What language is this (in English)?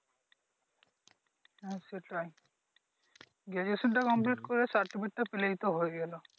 Bangla